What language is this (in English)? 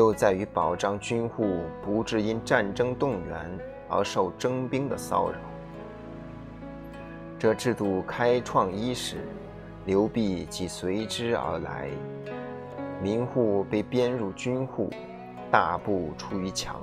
Chinese